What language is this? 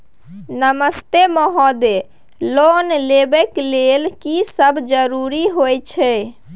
Maithili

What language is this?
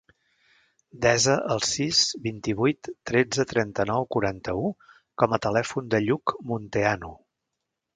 Catalan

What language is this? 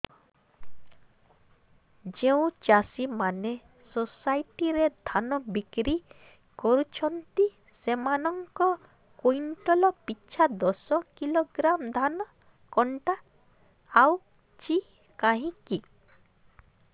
Odia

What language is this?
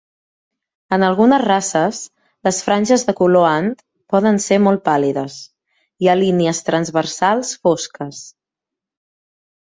Catalan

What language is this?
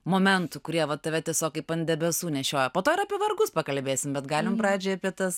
Lithuanian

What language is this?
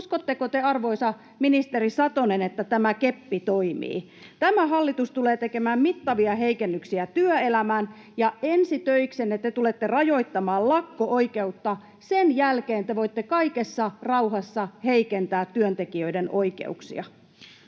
Finnish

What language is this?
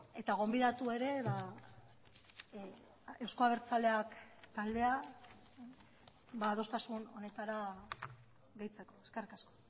Basque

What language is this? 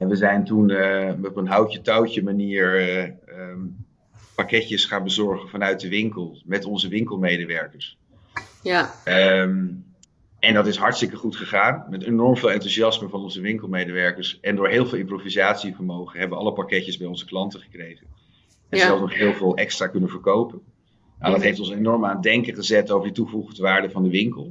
Dutch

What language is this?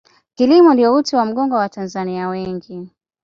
Swahili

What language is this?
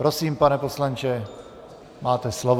Czech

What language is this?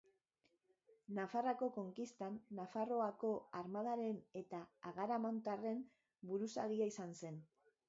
Basque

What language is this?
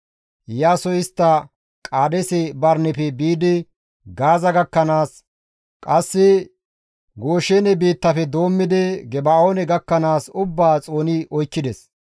Gamo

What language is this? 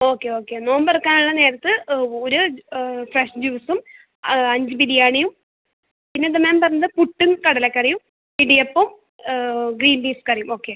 Malayalam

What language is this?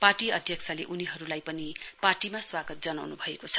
Nepali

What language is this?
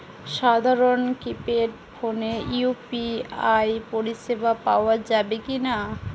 Bangla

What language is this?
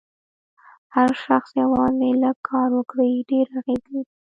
Pashto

